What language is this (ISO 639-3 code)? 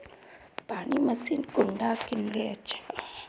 mag